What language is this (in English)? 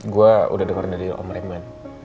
Indonesian